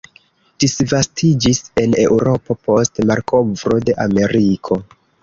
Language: Esperanto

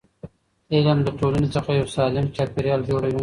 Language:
Pashto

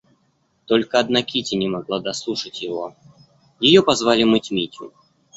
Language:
Russian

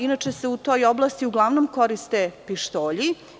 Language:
Serbian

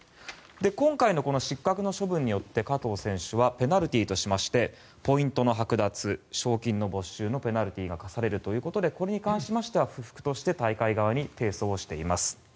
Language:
Japanese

